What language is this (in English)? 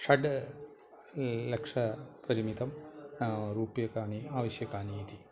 Sanskrit